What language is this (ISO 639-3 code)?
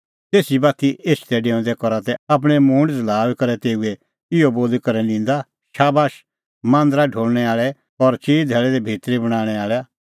kfx